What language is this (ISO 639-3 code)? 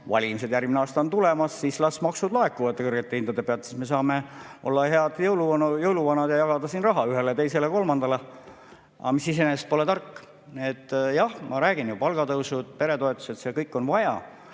est